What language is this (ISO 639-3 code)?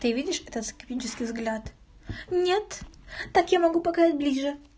rus